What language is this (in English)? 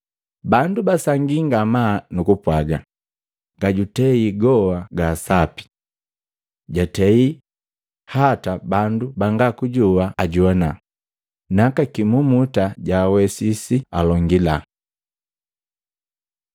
Matengo